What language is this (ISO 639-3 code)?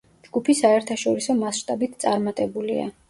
kat